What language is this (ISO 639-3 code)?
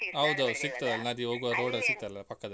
kan